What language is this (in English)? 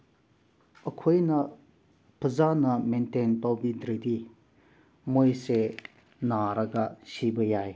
Manipuri